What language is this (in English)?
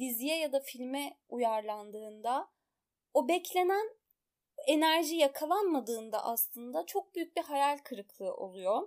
Turkish